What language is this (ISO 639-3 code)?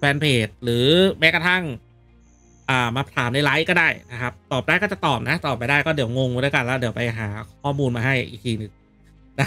tha